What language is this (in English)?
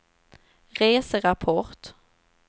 Swedish